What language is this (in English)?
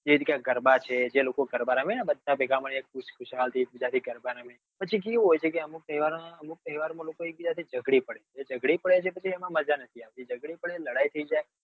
Gujarati